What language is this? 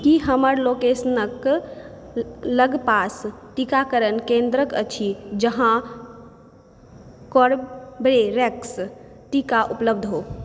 Maithili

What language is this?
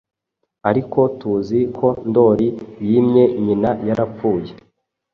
Kinyarwanda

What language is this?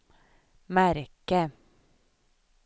Swedish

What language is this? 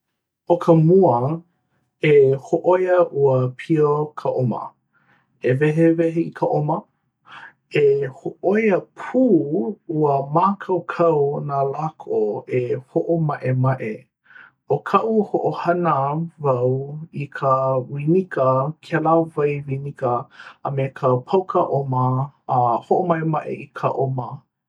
Hawaiian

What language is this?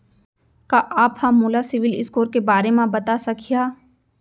Chhattisgarhi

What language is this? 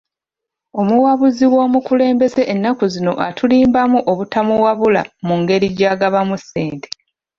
Ganda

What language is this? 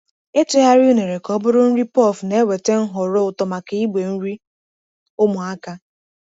Igbo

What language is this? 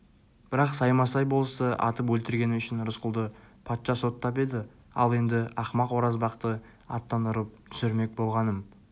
Kazakh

